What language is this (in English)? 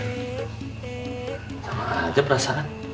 Indonesian